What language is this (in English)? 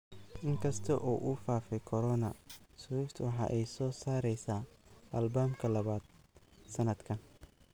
Somali